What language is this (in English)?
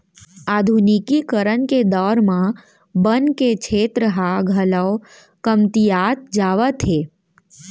Chhattisgarhi